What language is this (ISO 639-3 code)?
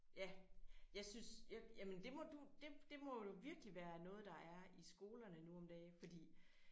dan